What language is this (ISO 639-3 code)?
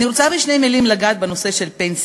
heb